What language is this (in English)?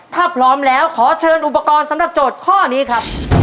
Thai